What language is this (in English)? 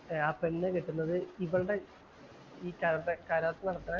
Malayalam